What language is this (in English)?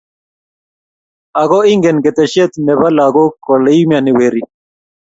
Kalenjin